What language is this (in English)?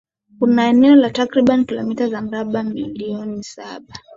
Swahili